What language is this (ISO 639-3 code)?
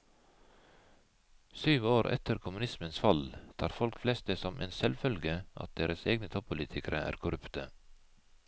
nor